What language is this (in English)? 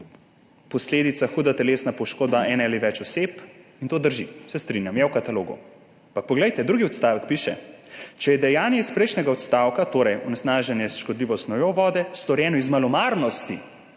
Slovenian